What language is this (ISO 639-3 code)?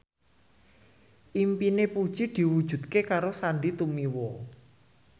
jav